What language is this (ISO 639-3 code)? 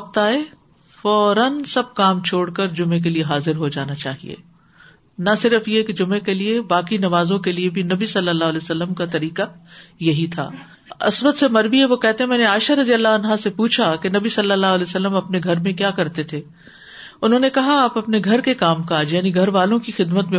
urd